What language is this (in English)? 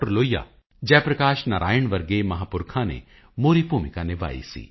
Punjabi